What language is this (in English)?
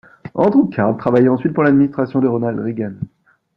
French